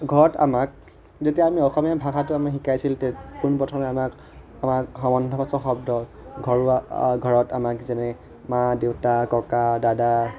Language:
Assamese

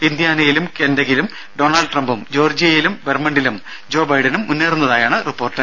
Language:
Malayalam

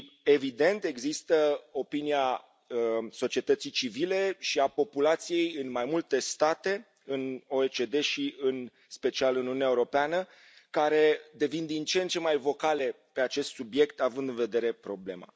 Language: Romanian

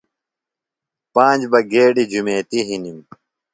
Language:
Phalura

